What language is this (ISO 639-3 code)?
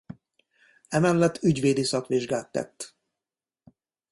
hun